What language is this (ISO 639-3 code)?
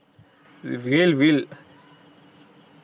guj